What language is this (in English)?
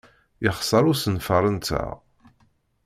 Kabyle